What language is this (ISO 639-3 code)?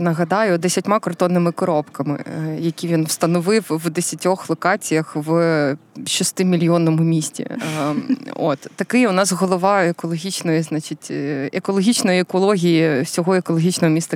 ukr